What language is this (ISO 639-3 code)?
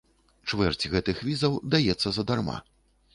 bel